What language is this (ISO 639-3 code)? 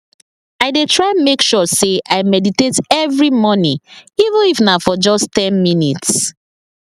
pcm